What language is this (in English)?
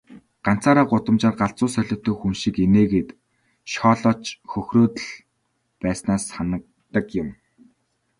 Mongolian